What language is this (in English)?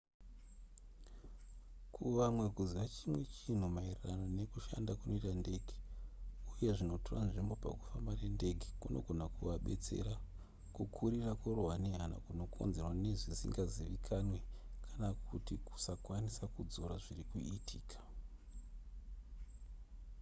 Shona